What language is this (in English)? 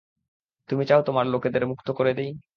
Bangla